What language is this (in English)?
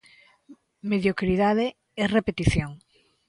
Galician